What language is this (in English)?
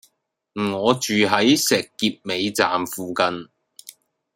Cantonese